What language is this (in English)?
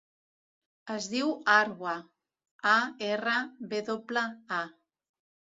Catalan